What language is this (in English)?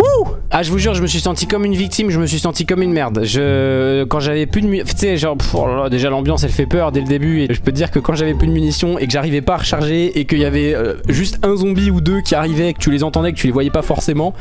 French